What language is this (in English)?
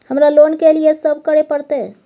Maithili